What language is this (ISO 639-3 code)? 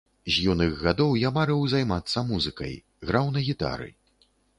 bel